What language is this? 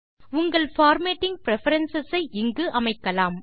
Tamil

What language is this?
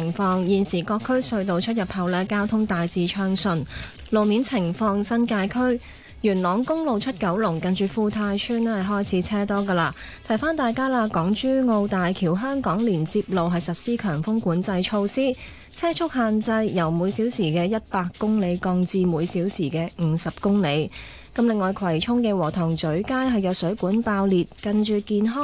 Chinese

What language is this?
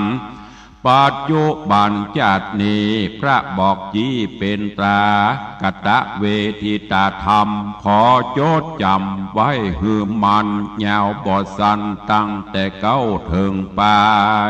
Thai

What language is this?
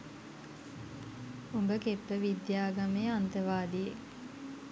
Sinhala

